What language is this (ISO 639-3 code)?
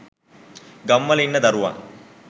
sin